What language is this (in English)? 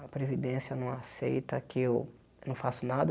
Portuguese